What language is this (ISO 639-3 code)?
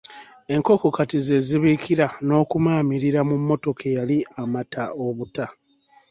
lug